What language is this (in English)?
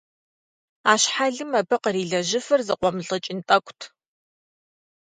Kabardian